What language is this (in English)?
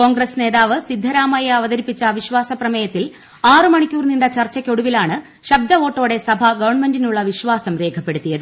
Malayalam